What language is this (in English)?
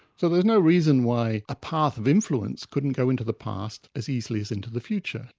English